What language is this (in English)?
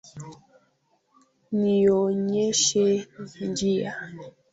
Swahili